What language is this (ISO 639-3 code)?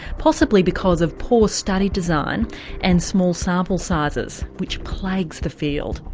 eng